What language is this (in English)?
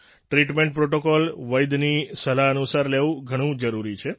Gujarati